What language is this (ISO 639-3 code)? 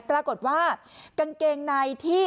tha